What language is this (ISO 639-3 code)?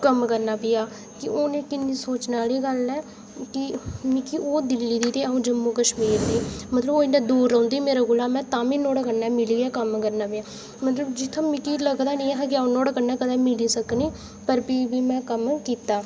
doi